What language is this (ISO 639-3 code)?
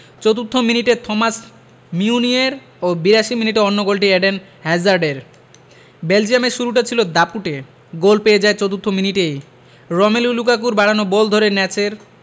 ben